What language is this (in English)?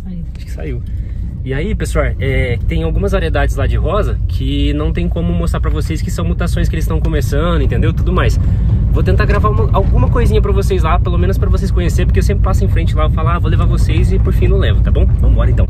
Portuguese